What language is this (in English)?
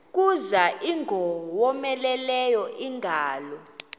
Xhosa